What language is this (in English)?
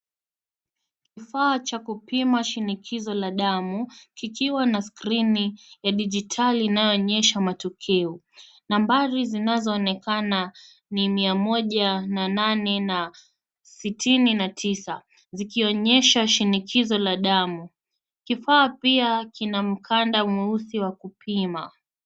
Swahili